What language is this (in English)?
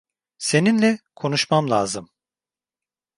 Turkish